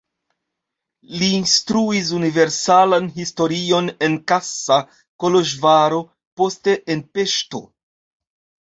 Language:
Esperanto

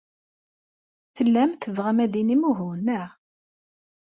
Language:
Kabyle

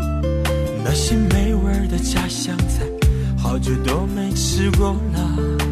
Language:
Chinese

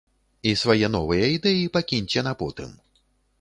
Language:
Belarusian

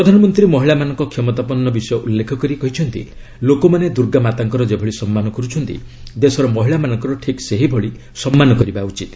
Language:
Odia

